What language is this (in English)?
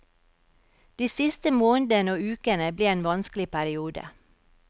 Norwegian